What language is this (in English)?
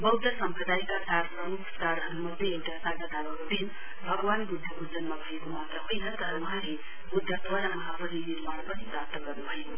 Nepali